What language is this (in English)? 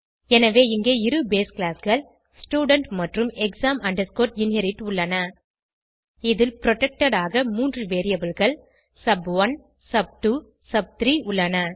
Tamil